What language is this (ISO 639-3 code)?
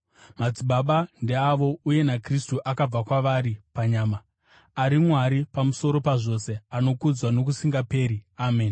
sna